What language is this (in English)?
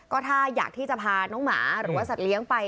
Thai